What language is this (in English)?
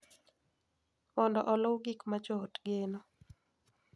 Luo (Kenya and Tanzania)